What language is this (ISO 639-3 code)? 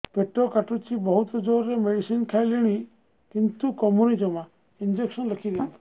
ori